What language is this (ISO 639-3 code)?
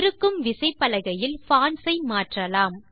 tam